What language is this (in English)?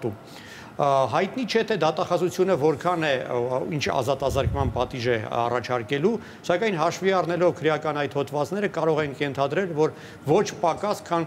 Romanian